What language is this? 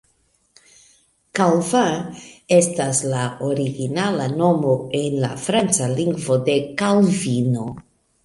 Esperanto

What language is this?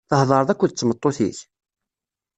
Kabyle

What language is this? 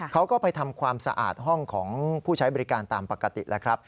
Thai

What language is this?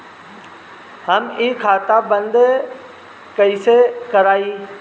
Bhojpuri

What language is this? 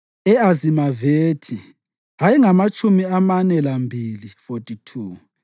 North Ndebele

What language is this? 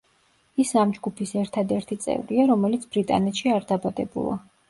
Georgian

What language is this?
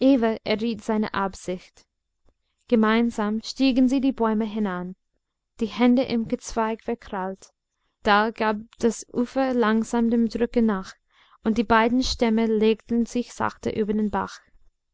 German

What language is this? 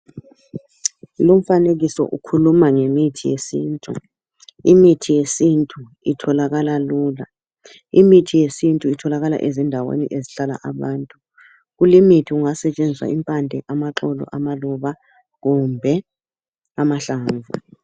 North Ndebele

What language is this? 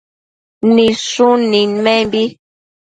Matsés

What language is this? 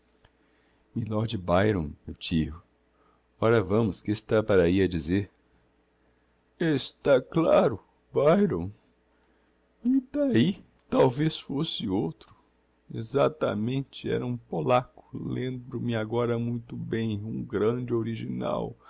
Portuguese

